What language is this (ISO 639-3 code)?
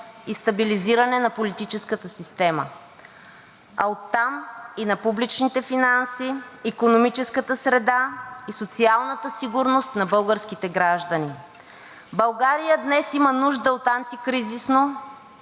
bul